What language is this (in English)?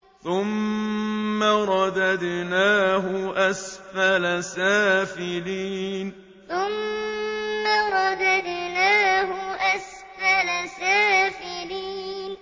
Arabic